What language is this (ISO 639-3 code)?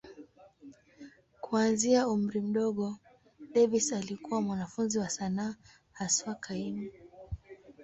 swa